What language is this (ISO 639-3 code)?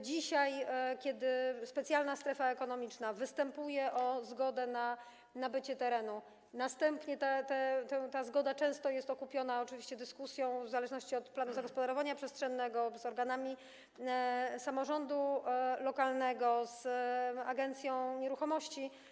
pol